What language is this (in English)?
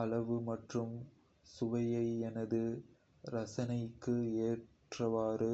Kota (India)